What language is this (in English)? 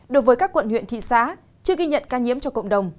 Vietnamese